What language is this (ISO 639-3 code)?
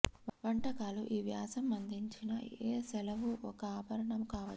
tel